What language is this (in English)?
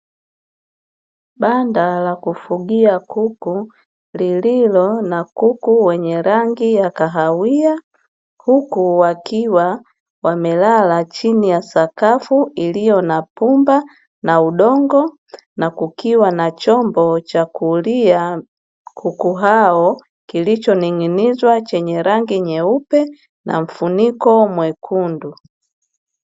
Swahili